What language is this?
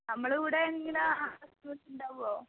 Malayalam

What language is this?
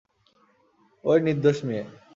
Bangla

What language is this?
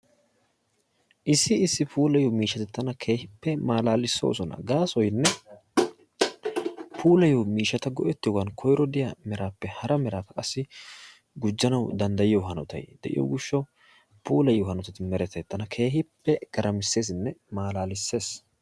Wolaytta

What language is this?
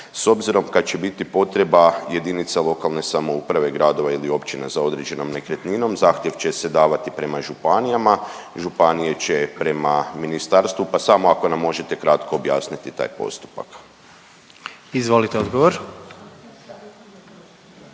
Croatian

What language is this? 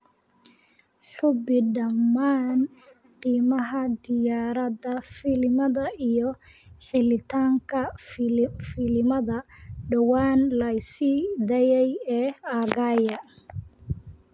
Somali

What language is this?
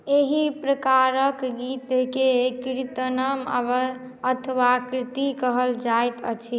Maithili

